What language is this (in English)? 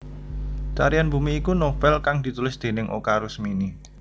Javanese